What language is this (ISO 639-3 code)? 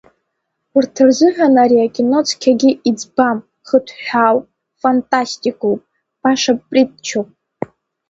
abk